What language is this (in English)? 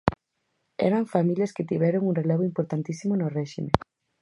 Galician